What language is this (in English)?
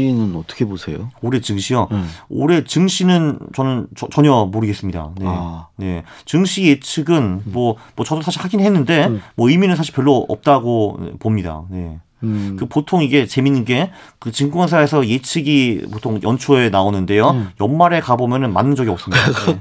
Korean